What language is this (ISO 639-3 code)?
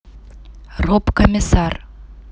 rus